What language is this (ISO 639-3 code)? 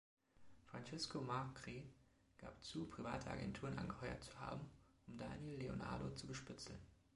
deu